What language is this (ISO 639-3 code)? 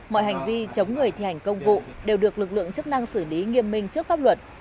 vie